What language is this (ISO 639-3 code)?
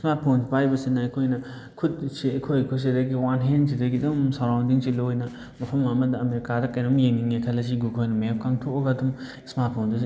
mni